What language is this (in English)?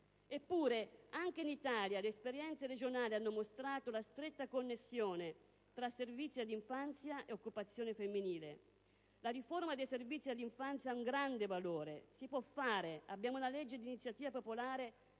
Italian